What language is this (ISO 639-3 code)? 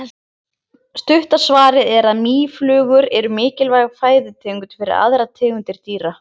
isl